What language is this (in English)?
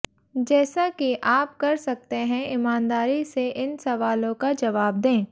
Hindi